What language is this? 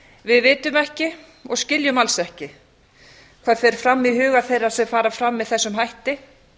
Icelandic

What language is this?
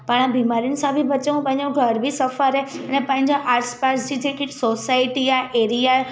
Sindhi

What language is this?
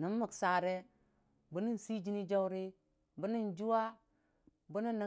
Dijim-Bwilim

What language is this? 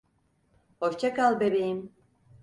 Turkish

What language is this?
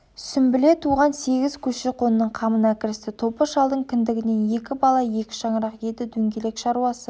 Kazakh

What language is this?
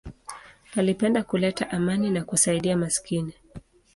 Swahili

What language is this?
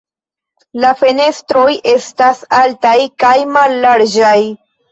Esperanto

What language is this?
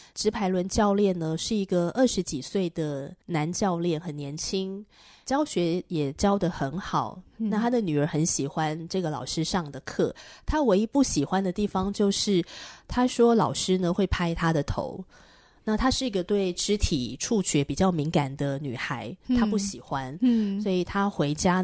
Chinese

